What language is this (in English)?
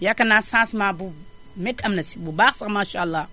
Wolof